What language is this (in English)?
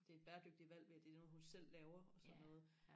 Danish